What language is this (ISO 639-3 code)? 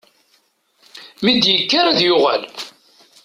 kab